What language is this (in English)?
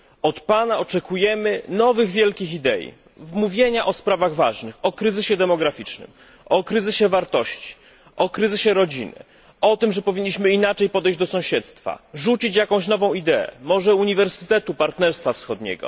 Polish